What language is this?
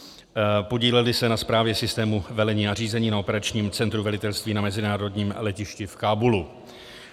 Czech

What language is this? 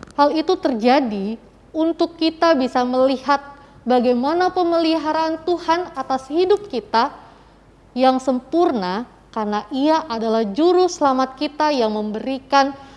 Indonesian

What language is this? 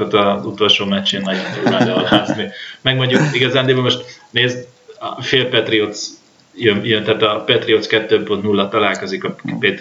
Hungarian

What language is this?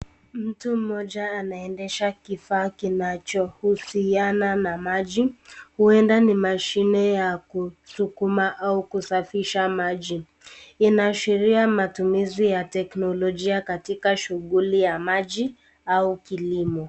Swahili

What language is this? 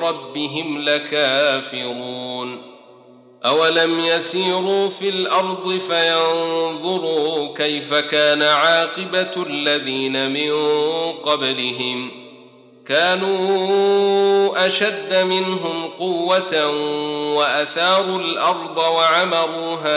Arabic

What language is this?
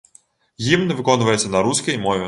Belarusian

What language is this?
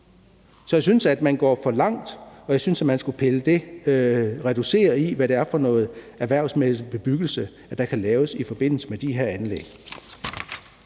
Danish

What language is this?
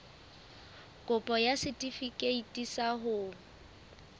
Southern Sotho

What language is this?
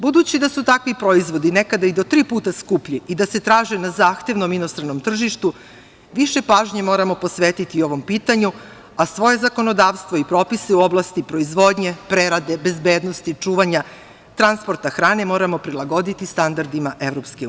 Serbian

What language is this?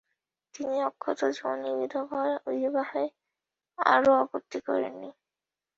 Bangla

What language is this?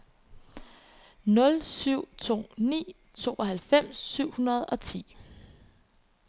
Danish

